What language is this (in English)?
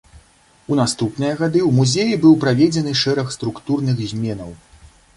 Belarusian